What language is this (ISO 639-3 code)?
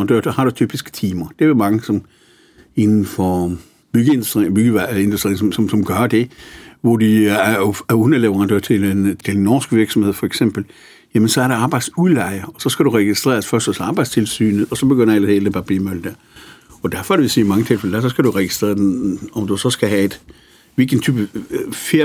dan